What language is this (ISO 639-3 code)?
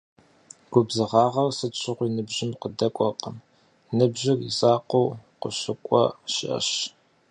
kbd